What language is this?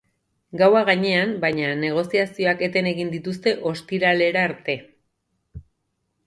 Basque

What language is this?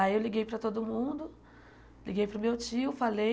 Portuguese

